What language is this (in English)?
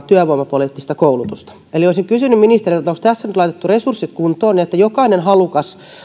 Finnish